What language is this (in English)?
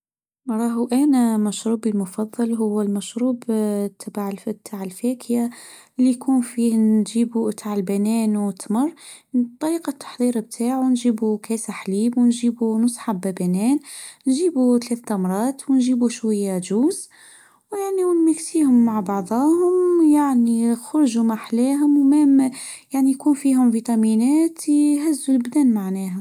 Tunisian Arabic